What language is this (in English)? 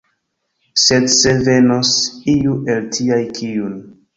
Esperanto